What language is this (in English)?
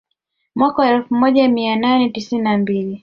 Swahili